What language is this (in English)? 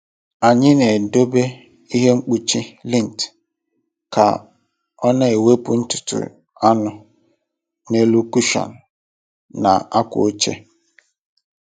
Igbo